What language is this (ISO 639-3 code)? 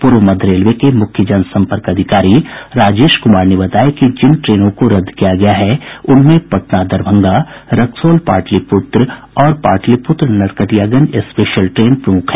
hin